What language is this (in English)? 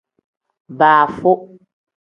Tem